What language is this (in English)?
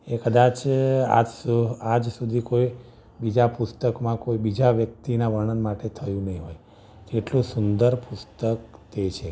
Gujarati